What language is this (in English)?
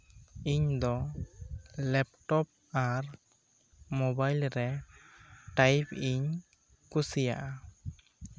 Santali